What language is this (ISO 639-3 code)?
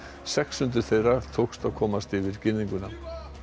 isl